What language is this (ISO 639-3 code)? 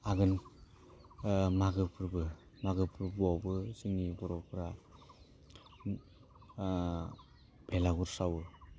brx